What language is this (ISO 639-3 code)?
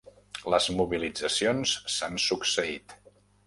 cat